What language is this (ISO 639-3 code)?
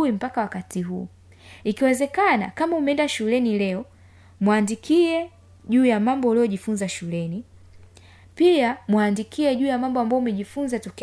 swa